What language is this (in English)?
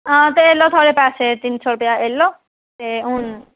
Dogri